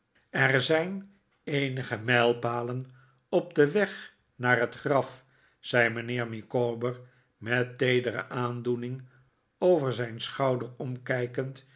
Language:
Dutch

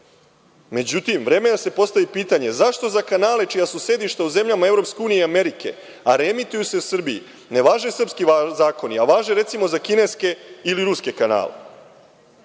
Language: Serbian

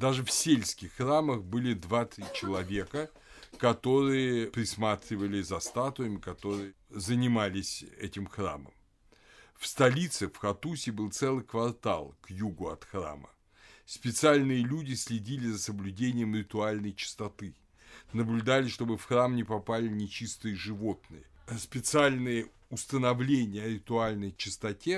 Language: Russian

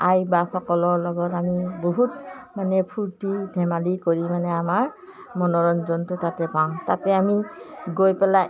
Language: Assamese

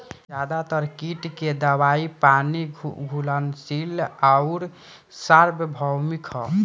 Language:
Bhojpuri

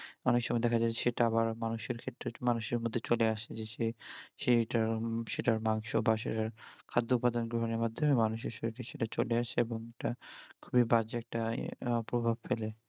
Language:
Bangla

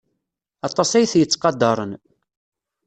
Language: Kabyle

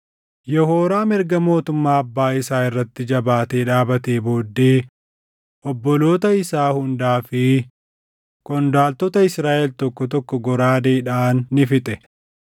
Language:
Oromo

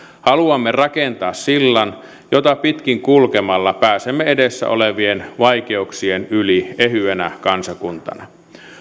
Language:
Finnish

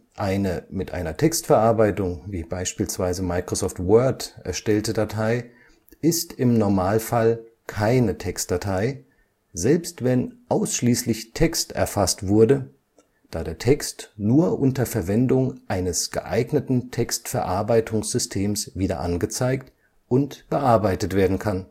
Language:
German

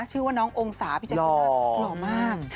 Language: Thai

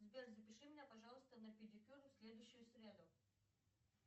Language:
Russian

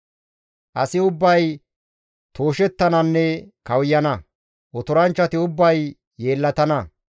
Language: Gamo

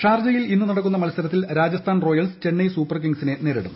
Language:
Malayalam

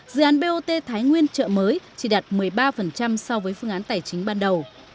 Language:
Vietnamese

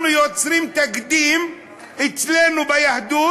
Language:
Hebrew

